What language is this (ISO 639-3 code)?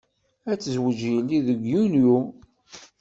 kab